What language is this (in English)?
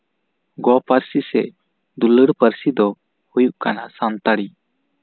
Santali